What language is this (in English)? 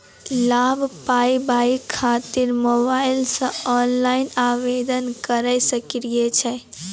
Maithili